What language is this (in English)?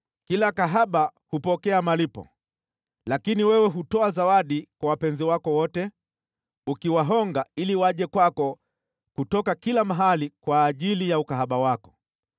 Swahili